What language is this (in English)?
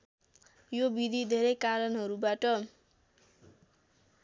Nepali